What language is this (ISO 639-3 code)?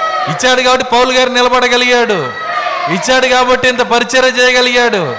tel